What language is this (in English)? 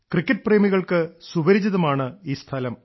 Malayalam